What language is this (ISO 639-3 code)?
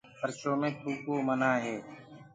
ggg